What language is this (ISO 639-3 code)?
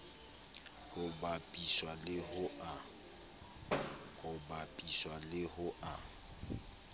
sot